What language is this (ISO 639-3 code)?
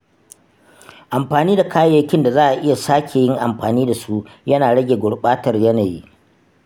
hau